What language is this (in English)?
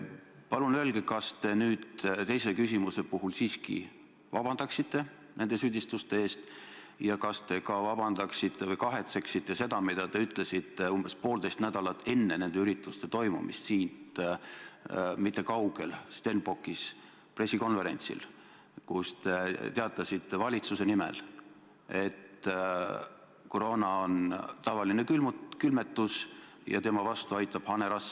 Estonian